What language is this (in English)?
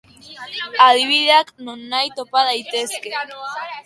Basque